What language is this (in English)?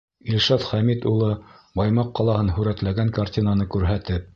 Bashkir